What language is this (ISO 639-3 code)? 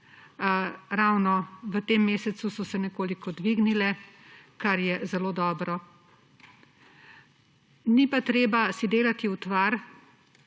slv